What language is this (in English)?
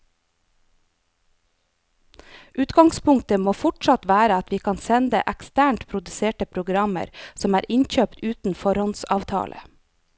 Norwegian